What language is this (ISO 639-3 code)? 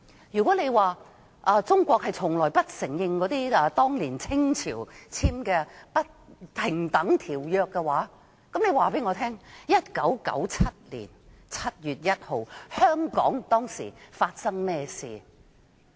yue